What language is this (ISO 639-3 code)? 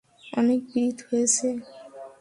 ben